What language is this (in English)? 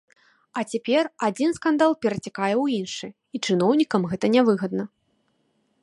Belarusian